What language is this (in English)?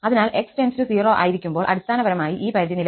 Malayalam